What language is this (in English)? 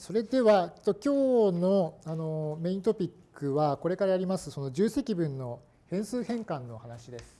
Japanese